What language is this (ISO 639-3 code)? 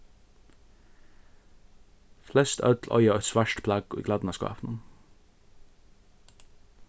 fao